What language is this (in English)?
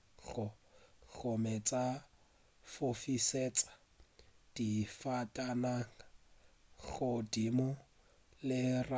Northern Sotho